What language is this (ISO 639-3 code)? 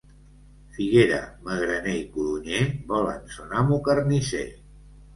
cat